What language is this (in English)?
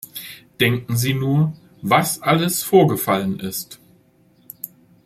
German